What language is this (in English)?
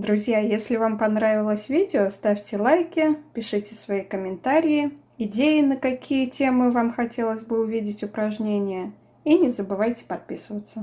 Russian